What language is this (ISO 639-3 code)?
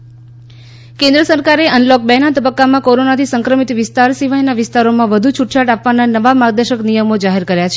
guj